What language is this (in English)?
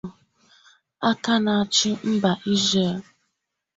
Igbo